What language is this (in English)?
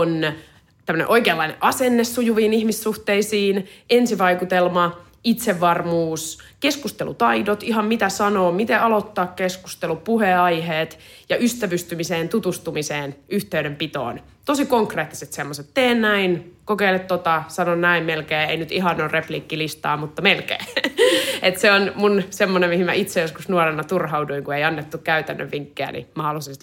Finnish